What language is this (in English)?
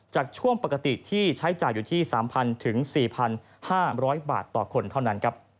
Thai